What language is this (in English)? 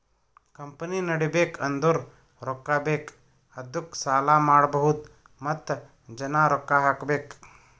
Kannada